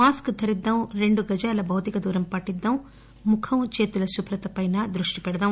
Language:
Telugu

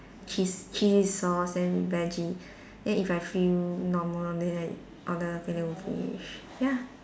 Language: English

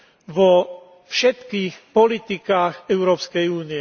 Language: Slovak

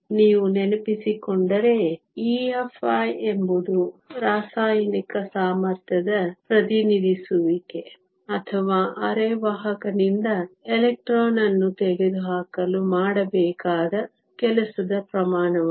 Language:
Kannada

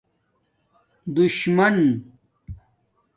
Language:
Domaaki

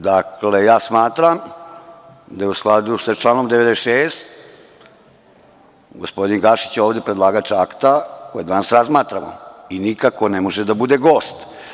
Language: Serbian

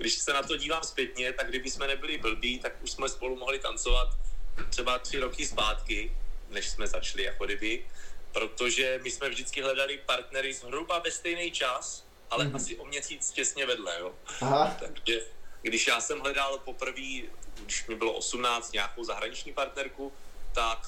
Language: Czech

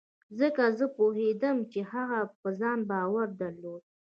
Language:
Pashto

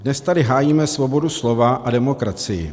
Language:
Czech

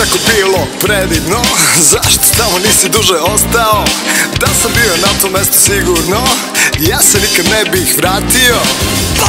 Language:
Polish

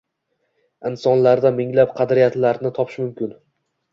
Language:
Uzbek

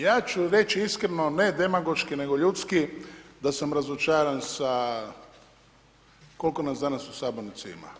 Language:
Croatian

